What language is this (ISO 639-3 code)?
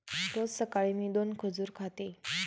mar